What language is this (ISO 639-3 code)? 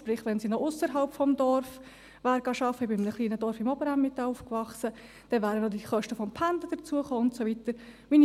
gsw